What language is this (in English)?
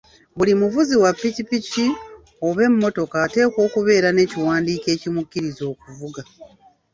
Ganda